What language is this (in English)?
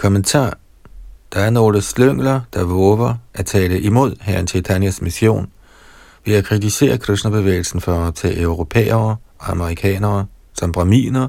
Danish